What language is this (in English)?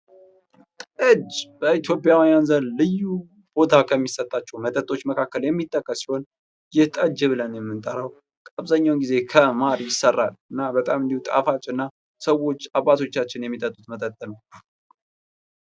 Amharic